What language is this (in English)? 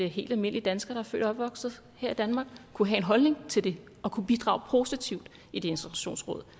Danish